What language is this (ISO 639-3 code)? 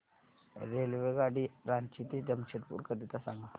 mar